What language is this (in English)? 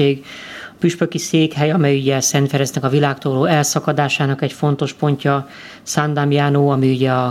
Hungarian